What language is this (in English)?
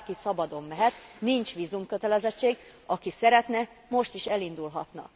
Hungarian